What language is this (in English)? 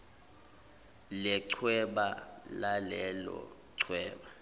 Zulu